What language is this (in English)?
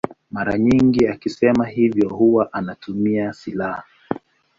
Swahili